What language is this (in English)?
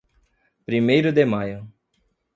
Portuguese